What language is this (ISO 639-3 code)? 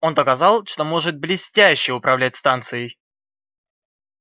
rus